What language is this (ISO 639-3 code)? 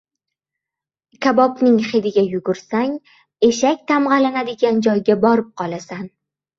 uzb